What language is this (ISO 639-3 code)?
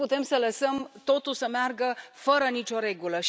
ron